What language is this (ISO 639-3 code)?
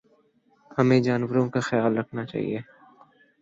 urd